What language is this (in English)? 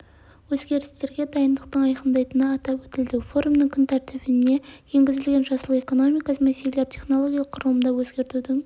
Kazakh